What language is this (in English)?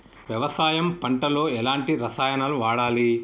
Telugu